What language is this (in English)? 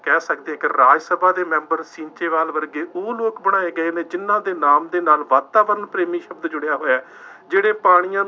Punjabi